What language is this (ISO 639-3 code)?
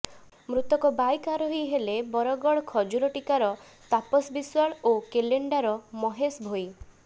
ori